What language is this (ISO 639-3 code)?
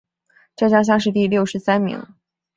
zho